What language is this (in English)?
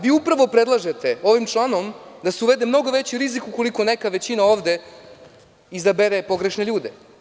Serbian